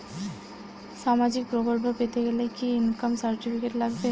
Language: Bangla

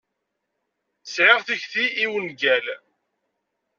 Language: Kabyle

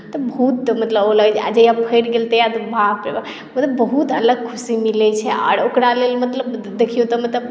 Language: Maithili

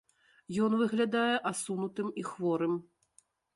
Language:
Belarusian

